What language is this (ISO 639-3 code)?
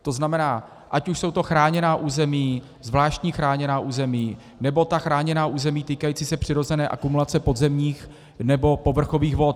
ces